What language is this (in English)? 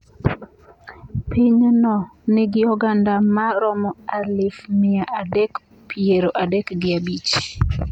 Luo (Kenya and Tanzania)